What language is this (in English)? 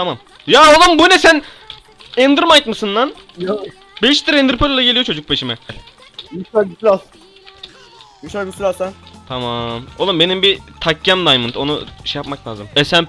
Turkish